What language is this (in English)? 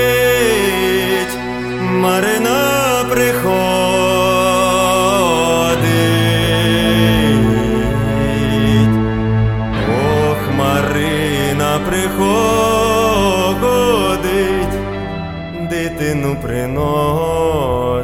Ukrainian